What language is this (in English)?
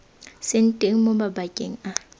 Tswana